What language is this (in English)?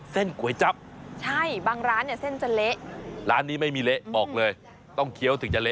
Thai